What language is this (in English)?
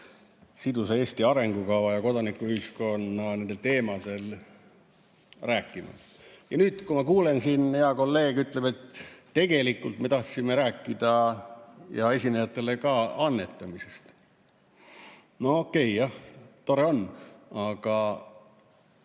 Estonian